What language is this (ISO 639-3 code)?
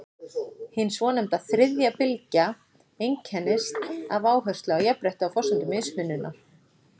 isl